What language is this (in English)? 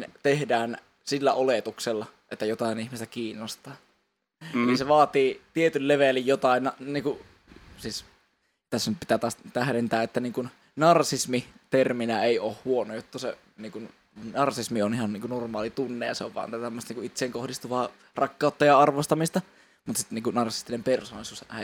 Finnish